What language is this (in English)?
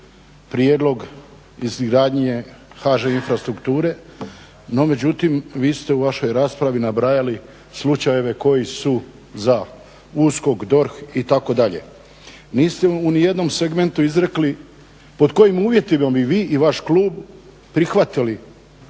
Croatian